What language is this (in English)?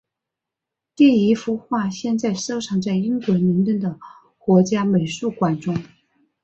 Chinese